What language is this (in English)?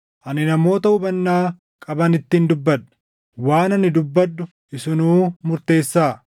Oromo